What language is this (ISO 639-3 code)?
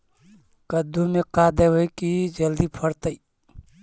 mag